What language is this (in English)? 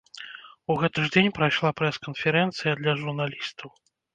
Belarusian